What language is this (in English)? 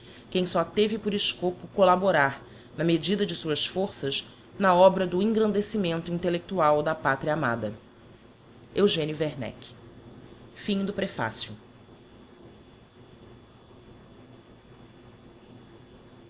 Portuguese